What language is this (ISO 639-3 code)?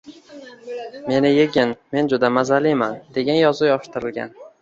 uzb